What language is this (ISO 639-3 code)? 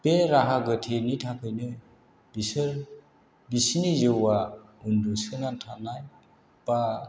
brx